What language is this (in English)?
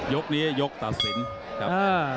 Thai